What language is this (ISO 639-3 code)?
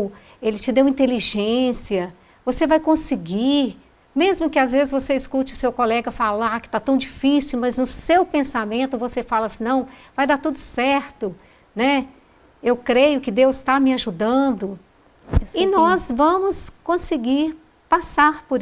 por